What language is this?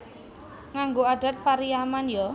Javanese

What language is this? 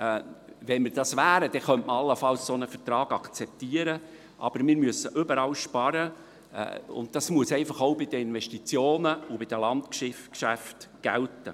Swiss German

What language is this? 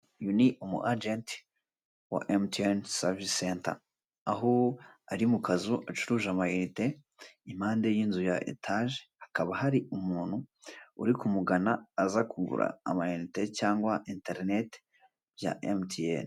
Kinyarwanda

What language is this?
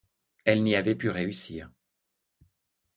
French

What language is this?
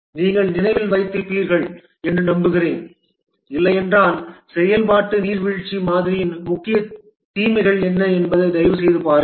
Tamil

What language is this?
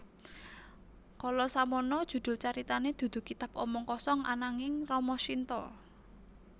Javanese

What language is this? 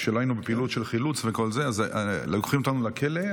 Hebrew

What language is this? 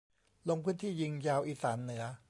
Thai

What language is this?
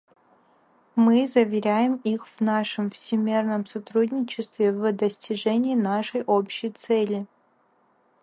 Russian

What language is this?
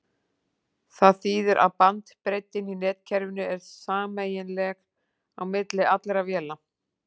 Icelandic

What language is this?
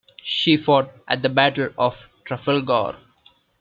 English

